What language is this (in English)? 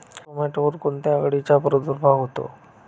Marathi